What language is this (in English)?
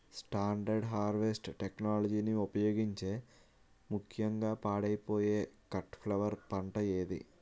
Telugu